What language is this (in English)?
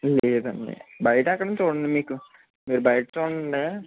Telugu